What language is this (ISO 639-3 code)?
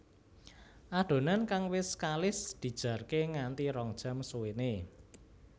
jav